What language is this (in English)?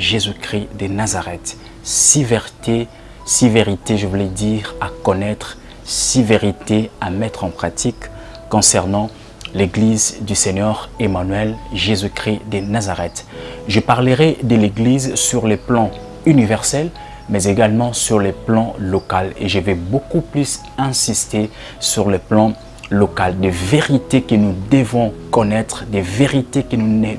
French